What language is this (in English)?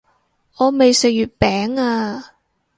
Cantonese